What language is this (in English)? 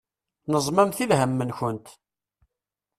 Kabyle